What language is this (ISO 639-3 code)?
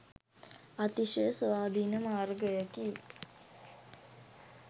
sin